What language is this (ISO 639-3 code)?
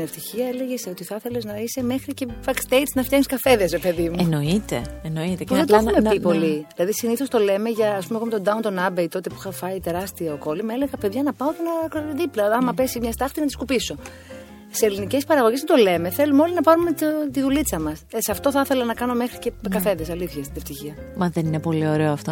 ell